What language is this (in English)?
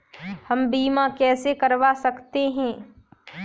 Hindi